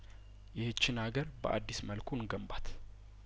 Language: Amharic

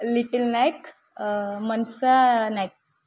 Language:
Odia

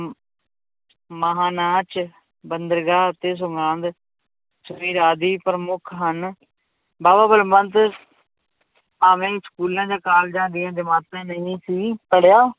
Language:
Punjabi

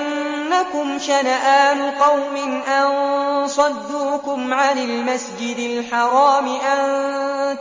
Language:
Arabic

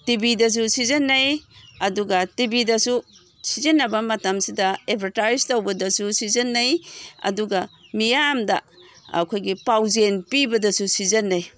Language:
Manipuri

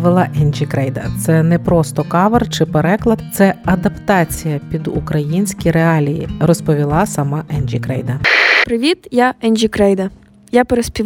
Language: Ukrainian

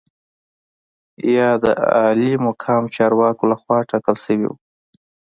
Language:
Pashto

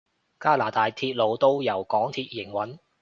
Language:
Cantonese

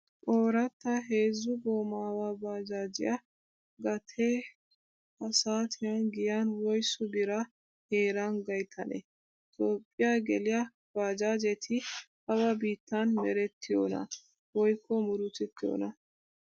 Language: Wolaytta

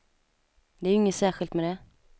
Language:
Swedish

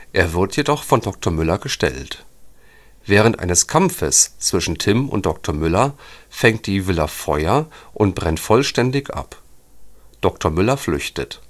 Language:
German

